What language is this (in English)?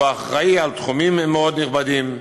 Hebrew